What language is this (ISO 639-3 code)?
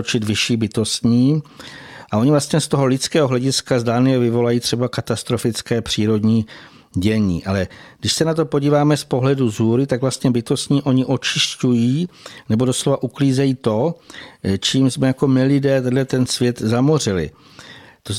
ces